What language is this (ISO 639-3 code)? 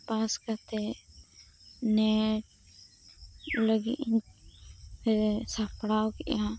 sat